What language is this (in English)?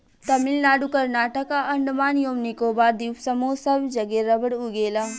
Bhojpuri